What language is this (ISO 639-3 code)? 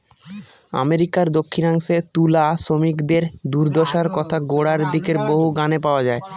ben